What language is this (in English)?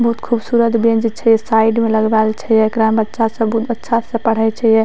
Maithili